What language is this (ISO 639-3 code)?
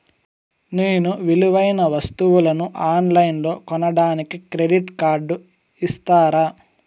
tel